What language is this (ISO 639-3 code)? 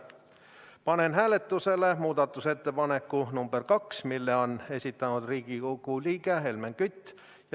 est